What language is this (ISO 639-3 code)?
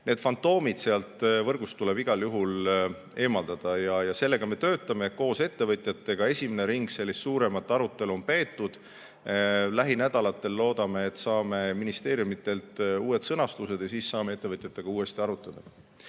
est